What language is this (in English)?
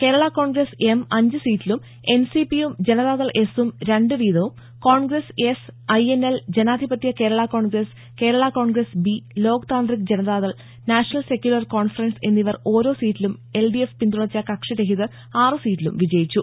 Malayalam